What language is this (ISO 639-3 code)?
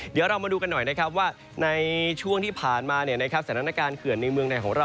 tha